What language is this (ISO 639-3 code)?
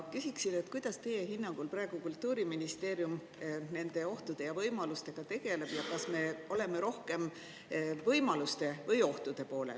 est